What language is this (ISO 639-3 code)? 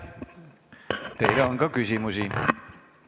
est